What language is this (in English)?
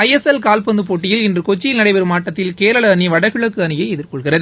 Tamil